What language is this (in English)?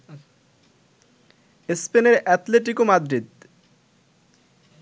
Bangla